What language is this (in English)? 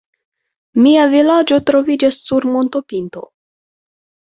Esperanto